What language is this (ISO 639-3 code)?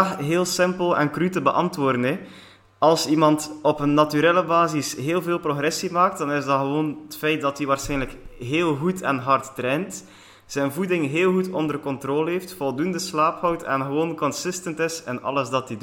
nld